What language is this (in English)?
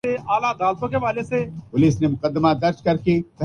Urdu